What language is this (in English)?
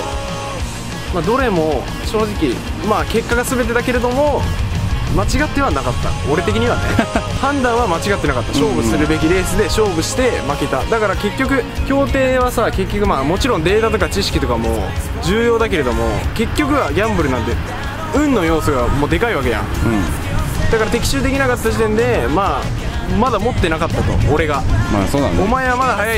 Japanese